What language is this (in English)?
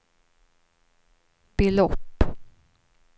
Swedish